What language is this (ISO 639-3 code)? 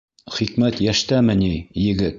bak